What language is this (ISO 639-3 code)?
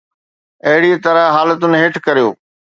snd